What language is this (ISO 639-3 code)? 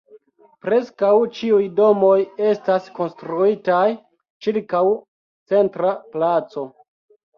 epo